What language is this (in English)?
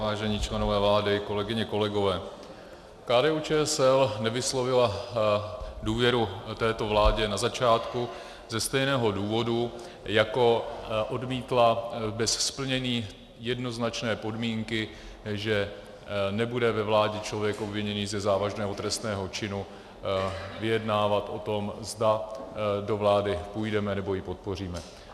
Czech